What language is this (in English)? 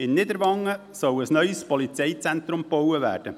Swiss German